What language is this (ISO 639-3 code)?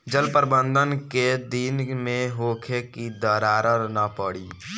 bho